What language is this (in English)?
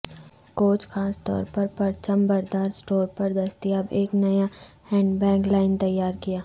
Urdu